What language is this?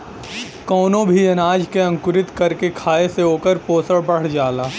Bhojpuri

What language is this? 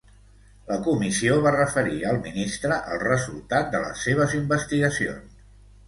Catalan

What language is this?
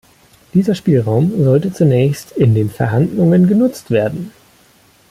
German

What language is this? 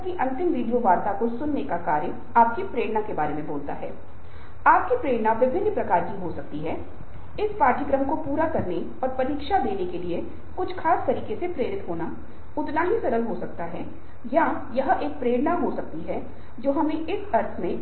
Hindi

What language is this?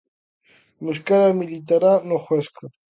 Galician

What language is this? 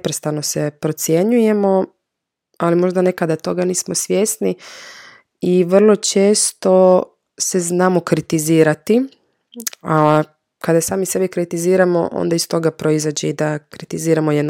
Croatian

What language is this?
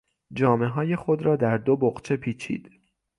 Persian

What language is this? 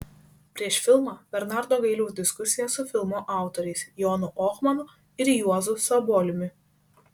Lithuanian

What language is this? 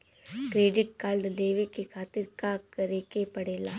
Bhojpuri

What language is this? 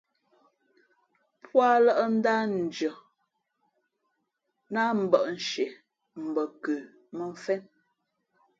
Fe'fe'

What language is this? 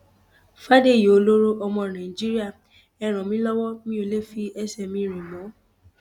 Yoruba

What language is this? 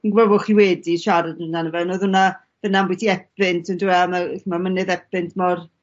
Welsh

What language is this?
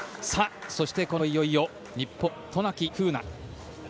Japanese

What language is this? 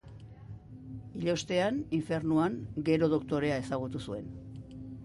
Basque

